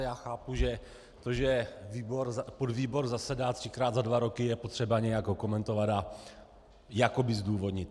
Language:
Czech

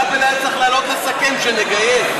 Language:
Hebrew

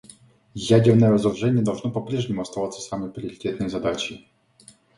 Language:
Russian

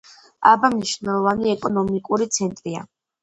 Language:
Georgian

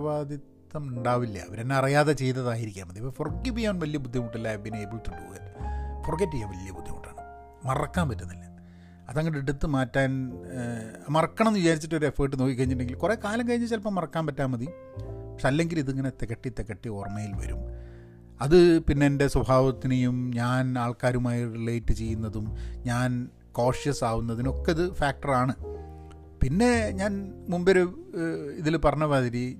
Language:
Malayalam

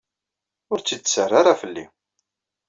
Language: Kabyle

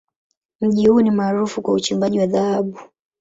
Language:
Swahili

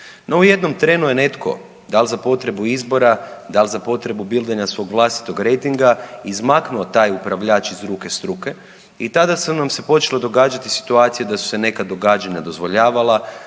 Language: Croatian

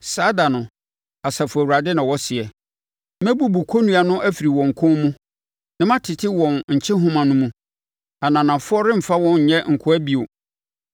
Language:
Akan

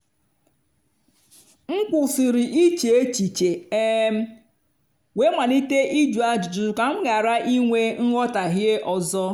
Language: Igbo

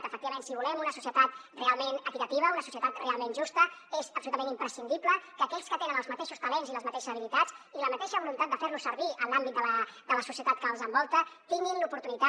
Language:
Catalan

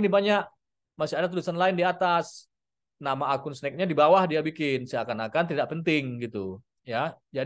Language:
Indonesian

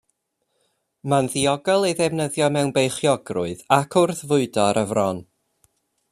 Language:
Welsh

